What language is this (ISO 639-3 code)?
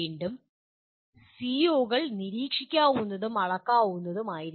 mal